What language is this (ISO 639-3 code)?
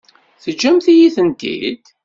kab